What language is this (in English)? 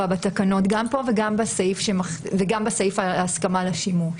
Hebrew